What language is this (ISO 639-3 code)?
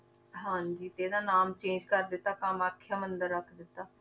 pan